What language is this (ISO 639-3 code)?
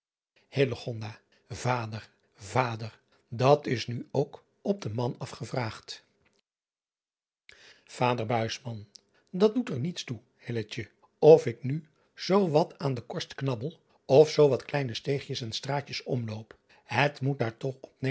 nld